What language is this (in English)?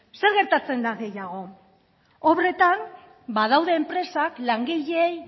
Basque